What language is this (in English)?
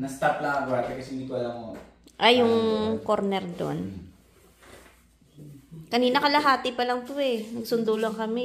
Filipino